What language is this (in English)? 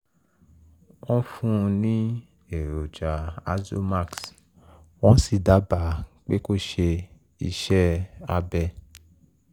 Yoruba